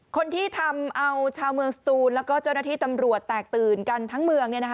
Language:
Thai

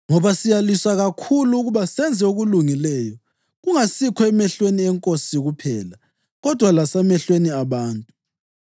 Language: North Ndebele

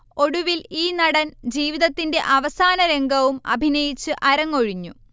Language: Malayalam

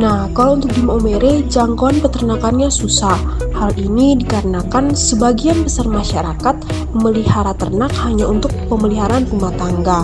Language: Indonesian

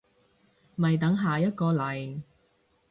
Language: Cantonese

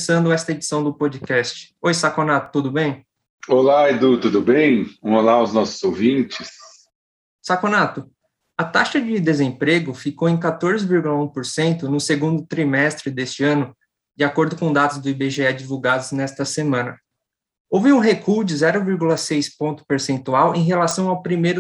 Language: Portuguese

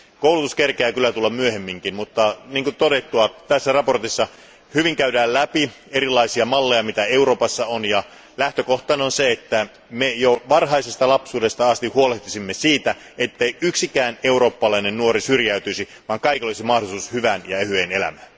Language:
Finnish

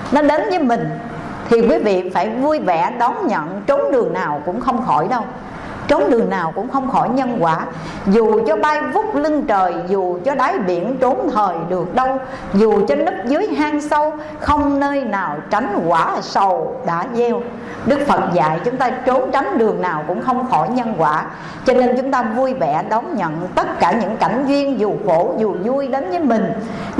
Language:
Vietnamese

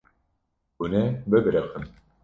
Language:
Kurdish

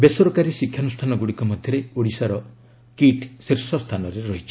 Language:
Odia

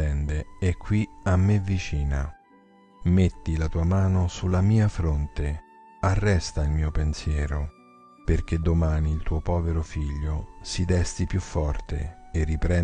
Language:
Italian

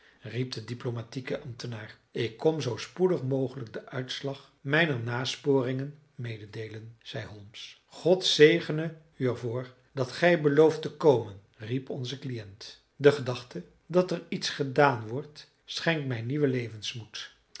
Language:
Dutch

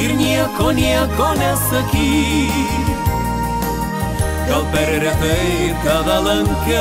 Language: Romanian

